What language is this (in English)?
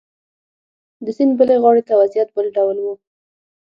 Pashto